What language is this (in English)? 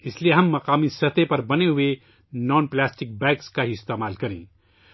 Urdu